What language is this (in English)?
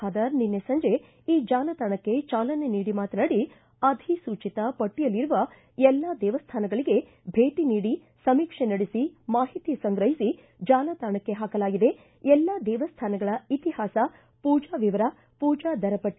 Kannada